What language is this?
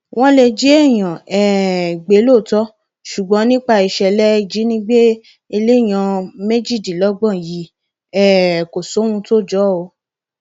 Yoruba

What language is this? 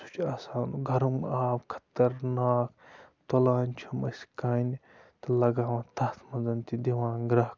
Kashmiri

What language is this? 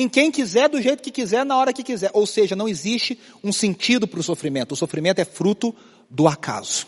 Portuguese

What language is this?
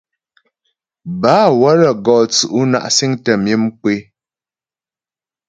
Ghomala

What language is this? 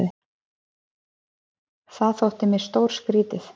Icelandic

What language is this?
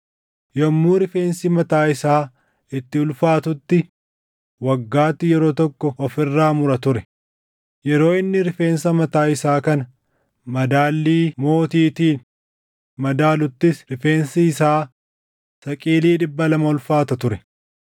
Oromo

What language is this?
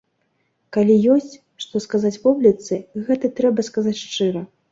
Belarusian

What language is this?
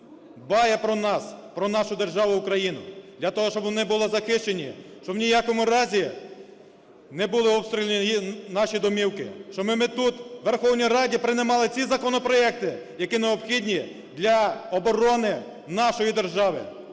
Ukrainian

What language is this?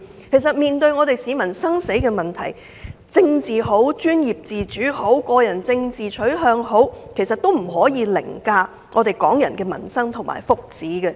Cantonese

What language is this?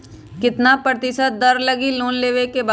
Magahi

